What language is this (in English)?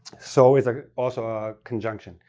English